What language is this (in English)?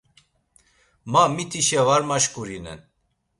Laz